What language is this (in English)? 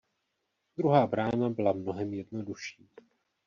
Czech